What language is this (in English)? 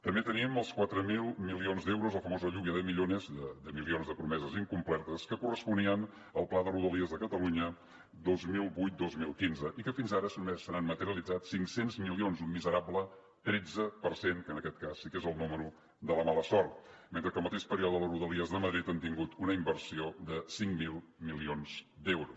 Catalan